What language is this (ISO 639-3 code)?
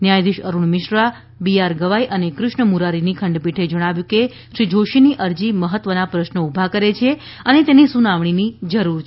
guj